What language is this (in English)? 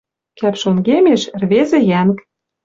Western Mari